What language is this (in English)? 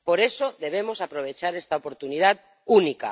Spanish